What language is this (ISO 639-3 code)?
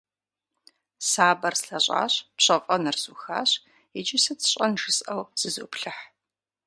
kbd